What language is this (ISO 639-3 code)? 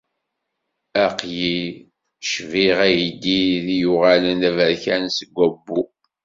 kab